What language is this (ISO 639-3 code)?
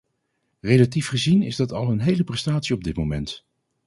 nld